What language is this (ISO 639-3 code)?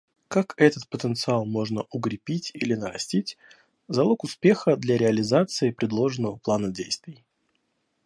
rus